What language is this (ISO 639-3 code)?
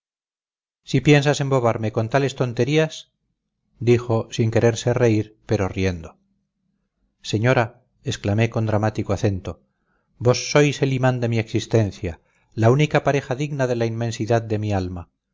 spa